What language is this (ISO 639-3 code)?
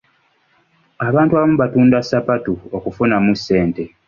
lug